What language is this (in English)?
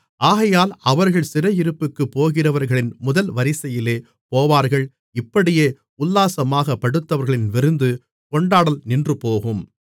Tamil